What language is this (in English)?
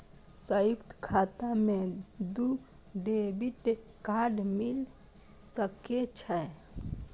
Maithili